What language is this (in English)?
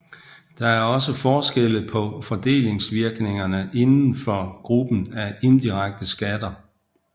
Danish